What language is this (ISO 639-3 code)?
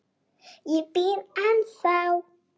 isl